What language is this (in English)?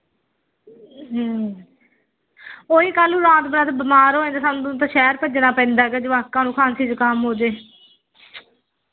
Punjabi